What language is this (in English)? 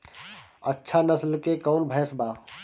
Bhojpuri